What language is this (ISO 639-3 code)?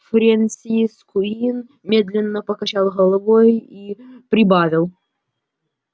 rus